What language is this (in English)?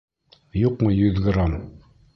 Bashkir